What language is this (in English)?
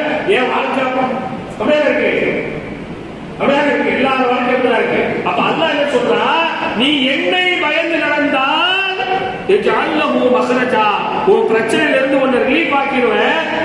Tamil